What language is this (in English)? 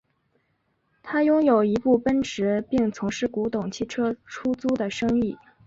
Chinese